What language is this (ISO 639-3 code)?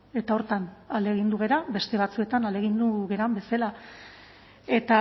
eus